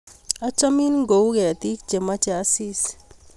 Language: Kalenjin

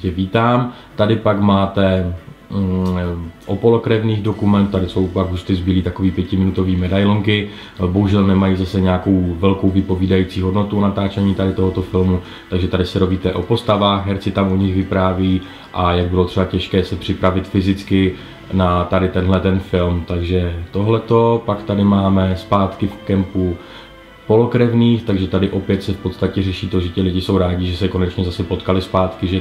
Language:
Czech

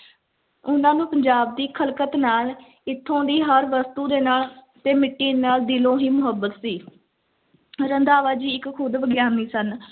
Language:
Punjabi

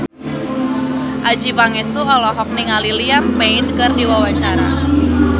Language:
Sundanese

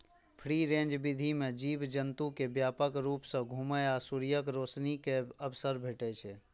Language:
Maithili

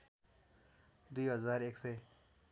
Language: Nepali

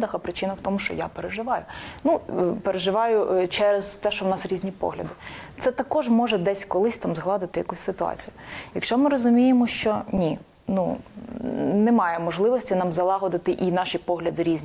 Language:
Ukrainian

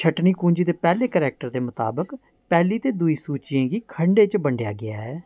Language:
Dogri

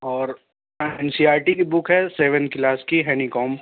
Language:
Urdu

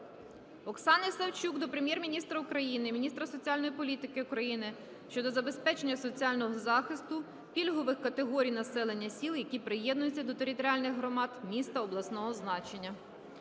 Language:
Ukrainian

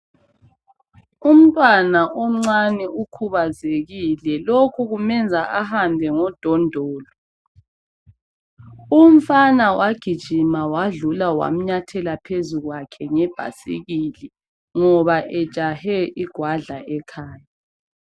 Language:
North Ndebele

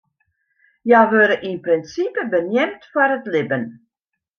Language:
Western Frisian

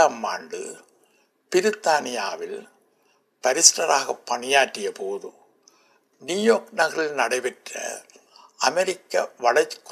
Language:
Tamil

